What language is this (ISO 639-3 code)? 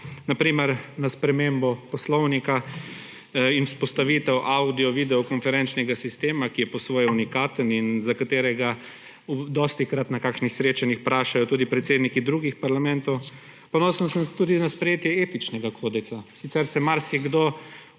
slv